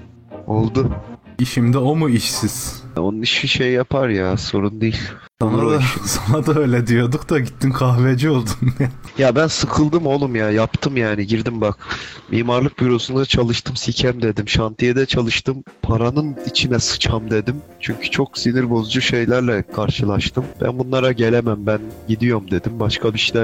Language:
Turkish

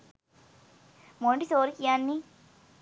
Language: Sinhala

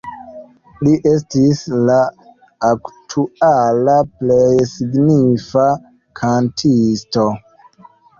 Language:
Esperanto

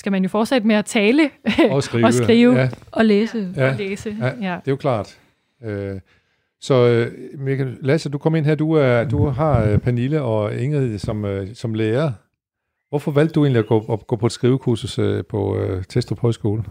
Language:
Danish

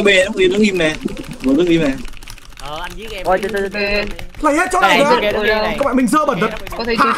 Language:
Vietnamese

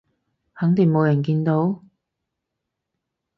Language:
Cantonese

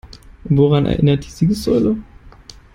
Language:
German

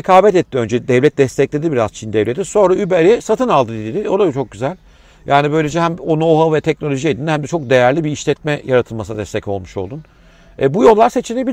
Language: Turkish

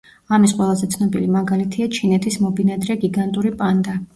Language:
Georgian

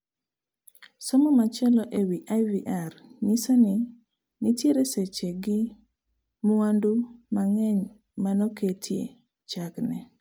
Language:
Luo (Kenya and Tanzania)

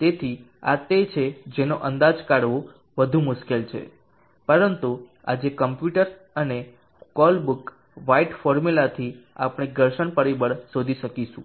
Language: Gujarati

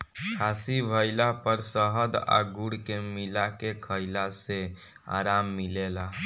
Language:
Bhojpuri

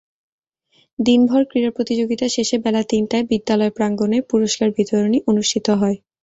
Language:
Bangla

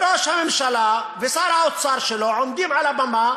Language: Hebrew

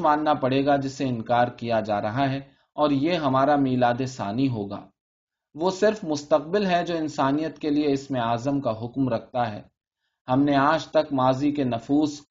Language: Urdu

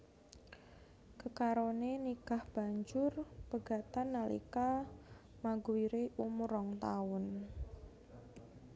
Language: Javanese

